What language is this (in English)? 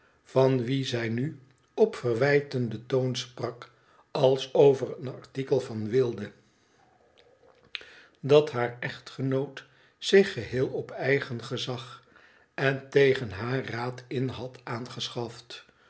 Dutch